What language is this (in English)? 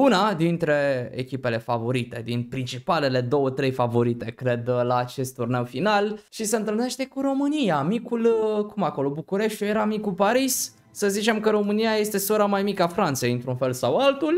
Romanian